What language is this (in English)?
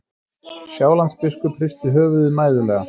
Icelandic